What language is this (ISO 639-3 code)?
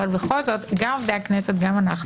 heb